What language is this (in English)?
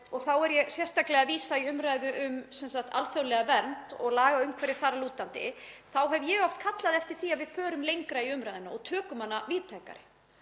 Icelandic